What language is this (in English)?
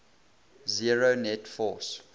English